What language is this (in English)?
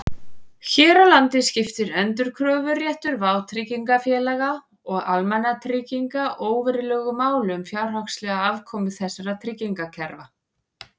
Icelandic